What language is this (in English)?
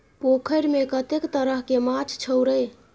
Maithili